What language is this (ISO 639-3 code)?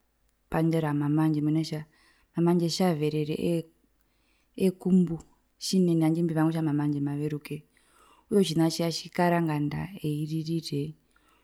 her